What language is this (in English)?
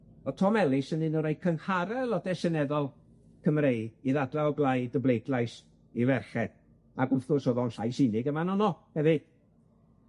Welsh